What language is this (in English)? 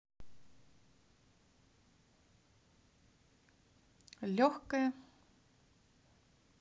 Russian